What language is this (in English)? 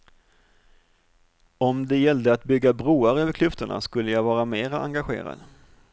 Swedish